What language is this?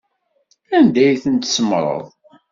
Kabyle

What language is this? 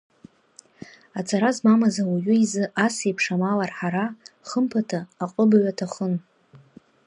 Abkhazian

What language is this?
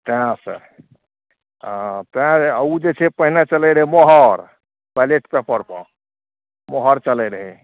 Maithili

